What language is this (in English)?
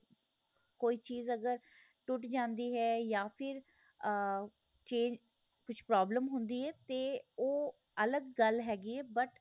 Punjabi